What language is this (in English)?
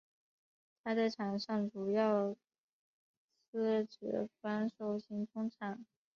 Chinese